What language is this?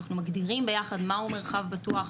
Hebrew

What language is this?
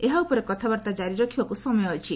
Odia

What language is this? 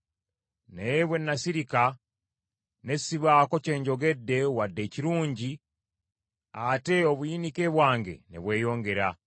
Ganda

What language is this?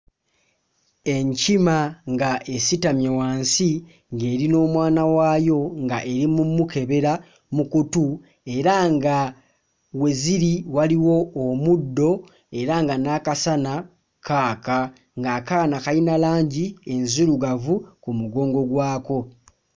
Ganda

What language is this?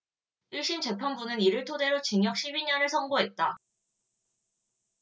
Korean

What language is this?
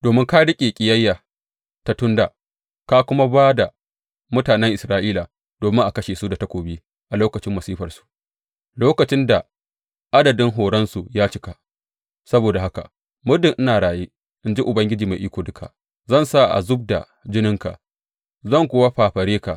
Hausa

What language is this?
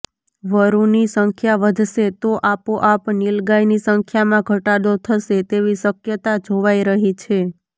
Gujarati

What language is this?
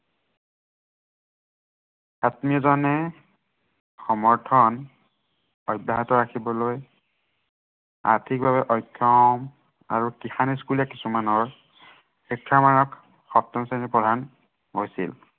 Assamese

